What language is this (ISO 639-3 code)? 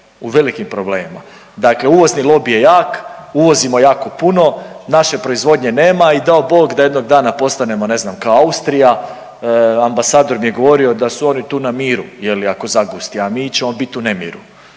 hrv